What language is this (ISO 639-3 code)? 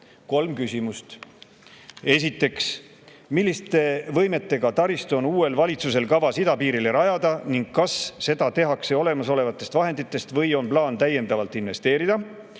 est